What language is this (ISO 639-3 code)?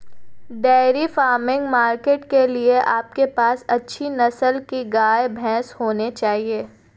hin